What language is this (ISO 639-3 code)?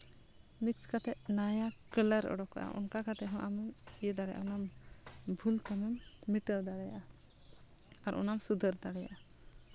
sat